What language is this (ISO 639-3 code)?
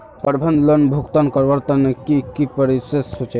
mag